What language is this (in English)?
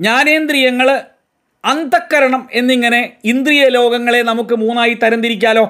Malayalam